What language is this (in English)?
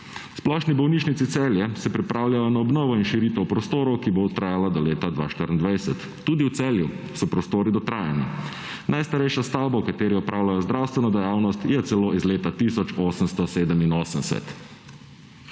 Slovenian